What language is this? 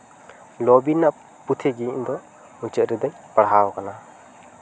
Santali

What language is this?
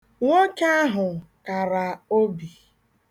Igbo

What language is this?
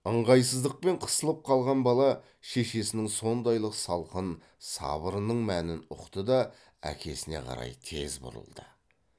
Kazakh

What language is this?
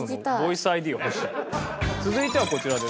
Japanese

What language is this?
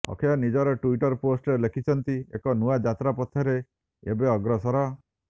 Odia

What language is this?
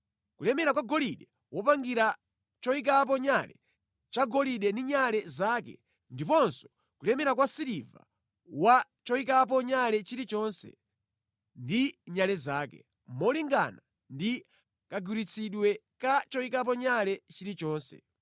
Nyanja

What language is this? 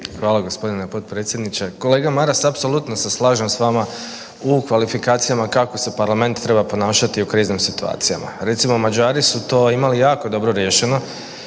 Croatian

